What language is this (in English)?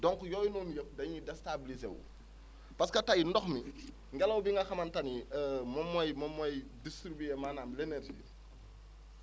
Wolof